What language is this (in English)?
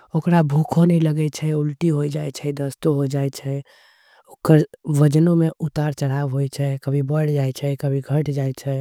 Angika